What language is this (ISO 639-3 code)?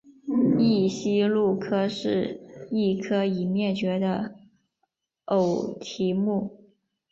zho